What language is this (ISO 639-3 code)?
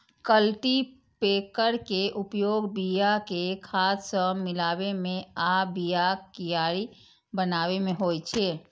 mai